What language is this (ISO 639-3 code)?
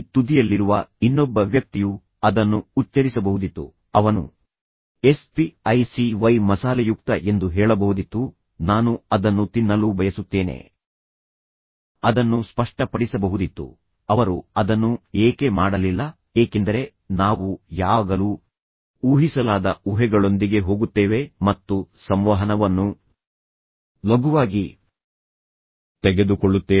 kan